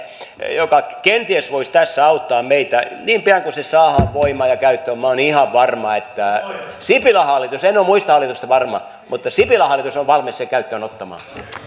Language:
Finnish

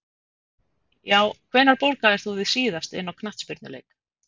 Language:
Icelandic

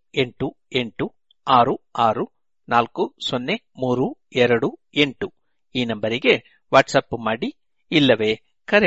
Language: Kannada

